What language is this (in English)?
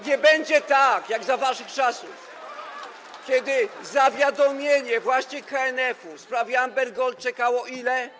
Polish